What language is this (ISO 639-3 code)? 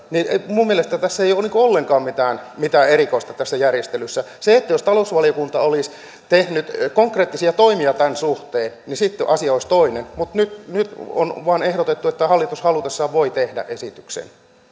fin